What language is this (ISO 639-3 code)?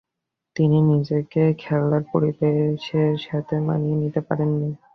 ben